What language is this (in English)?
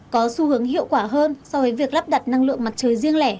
Vietnamese